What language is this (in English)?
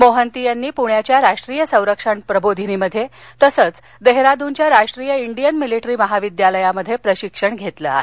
Marathi